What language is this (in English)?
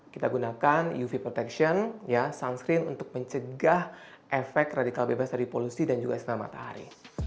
Indonesian